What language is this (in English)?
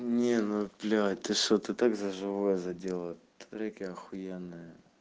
Russian